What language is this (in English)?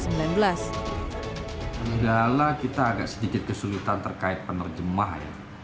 Indonesian